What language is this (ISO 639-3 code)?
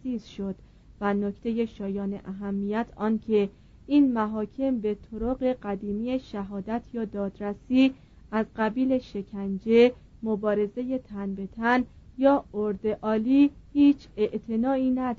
fas